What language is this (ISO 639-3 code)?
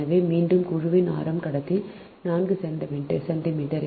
tam